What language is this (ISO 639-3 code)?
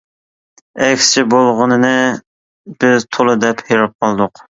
uig